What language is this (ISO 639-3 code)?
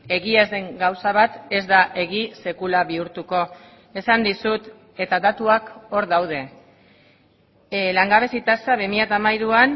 eus